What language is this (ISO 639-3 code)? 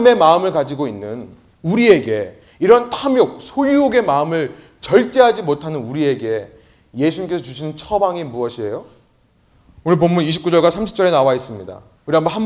kor